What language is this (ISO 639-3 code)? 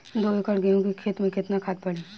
bho